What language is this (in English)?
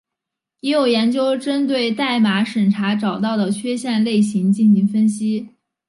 Chinese